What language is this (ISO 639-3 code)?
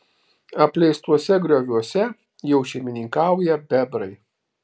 lit